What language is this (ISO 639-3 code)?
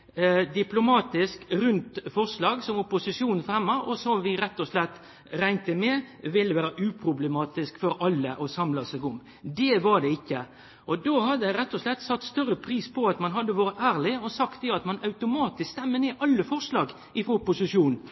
nno